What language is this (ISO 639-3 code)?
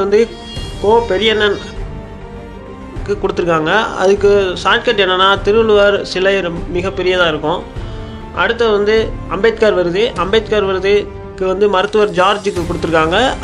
tam